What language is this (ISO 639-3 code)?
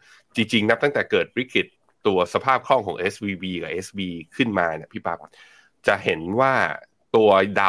tha